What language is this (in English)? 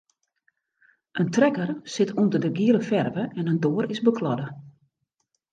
Western Frisian